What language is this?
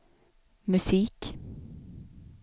Swedish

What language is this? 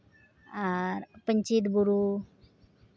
Santali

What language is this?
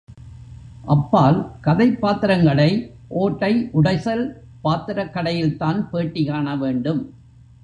Tamil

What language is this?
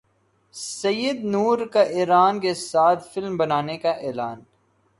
Urdu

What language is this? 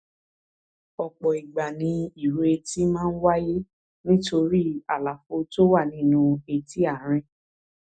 Yoruba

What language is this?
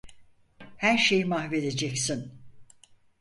Turkish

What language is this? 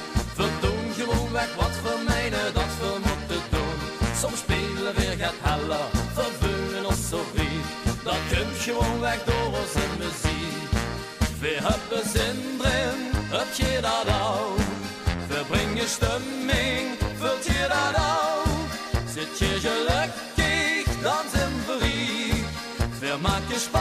Dutch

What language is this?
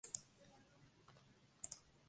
Spanish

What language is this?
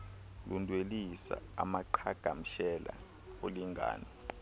Xhosa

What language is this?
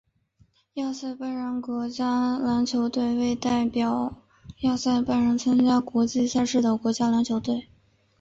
Chinese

